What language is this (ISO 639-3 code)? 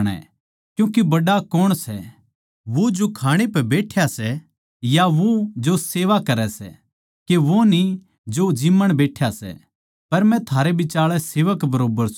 bgc